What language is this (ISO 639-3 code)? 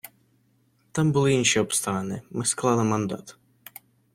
ukr